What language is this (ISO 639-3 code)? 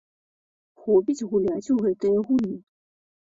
bel